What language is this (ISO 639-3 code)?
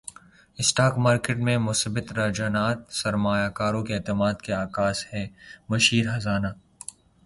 urd